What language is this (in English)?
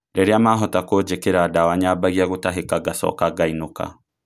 Kikuyu